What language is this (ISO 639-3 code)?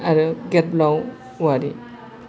brx